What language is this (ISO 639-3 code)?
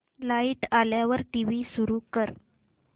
mar